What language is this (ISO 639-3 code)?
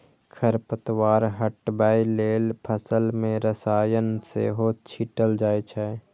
mai